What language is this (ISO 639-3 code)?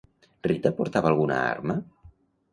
cat